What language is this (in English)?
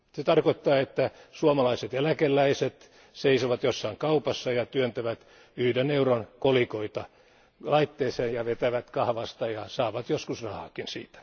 Finnish